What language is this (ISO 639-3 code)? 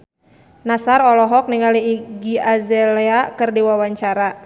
sun